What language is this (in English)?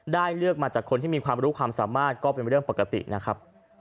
Thai